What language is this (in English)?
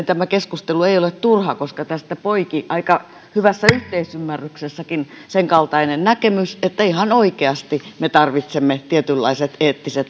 Finnish